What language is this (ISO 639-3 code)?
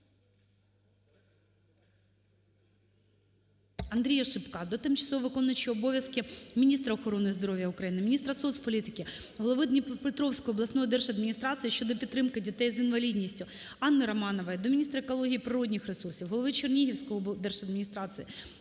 ukr